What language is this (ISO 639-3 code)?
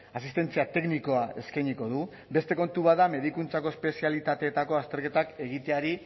eus